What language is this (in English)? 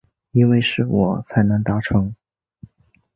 Chinese